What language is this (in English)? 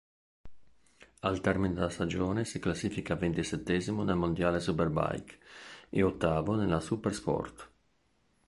Italian